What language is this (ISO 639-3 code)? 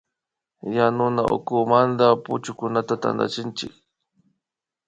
qvi